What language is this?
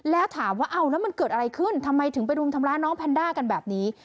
Thai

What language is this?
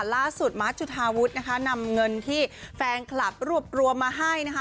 Thai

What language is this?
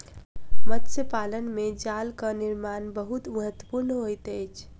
Maithili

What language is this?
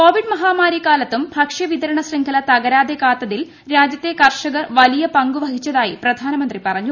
Malayalam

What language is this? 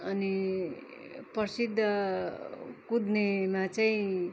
Nepali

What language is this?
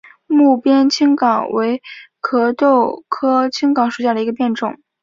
Chinese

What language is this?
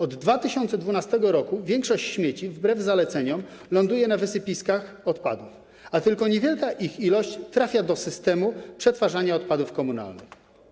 Polish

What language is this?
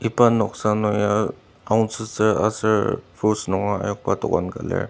Ao Naga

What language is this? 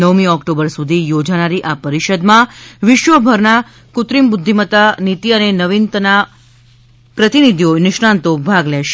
Gujarati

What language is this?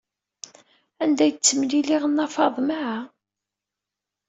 Kabyle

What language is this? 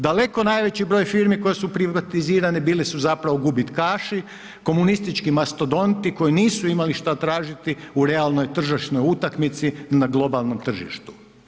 Croatian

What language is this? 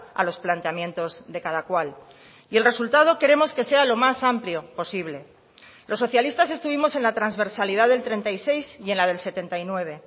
Spanish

